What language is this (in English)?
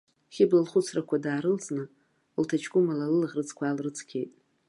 Abkhazian